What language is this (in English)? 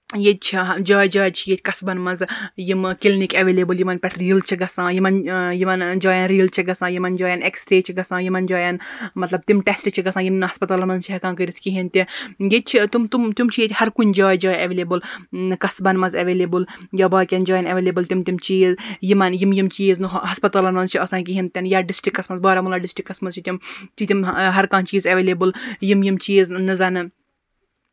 Kashmiri